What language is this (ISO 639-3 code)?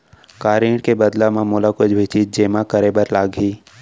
hne